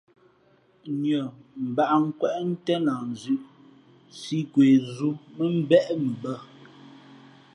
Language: Fe'fe'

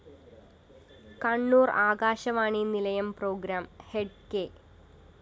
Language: Malayalam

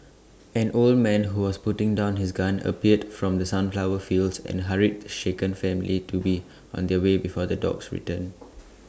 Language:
English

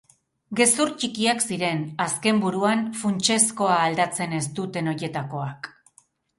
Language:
Basque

